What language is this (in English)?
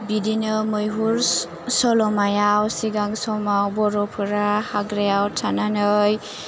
Bodo